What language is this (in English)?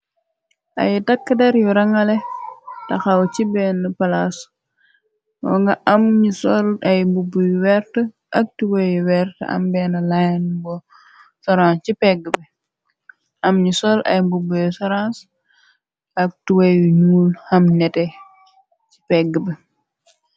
Wolof